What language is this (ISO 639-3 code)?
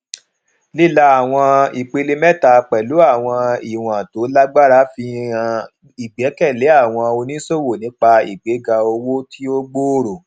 yor